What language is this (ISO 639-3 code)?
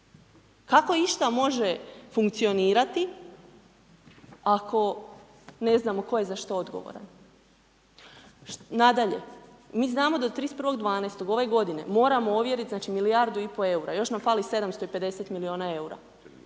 hrv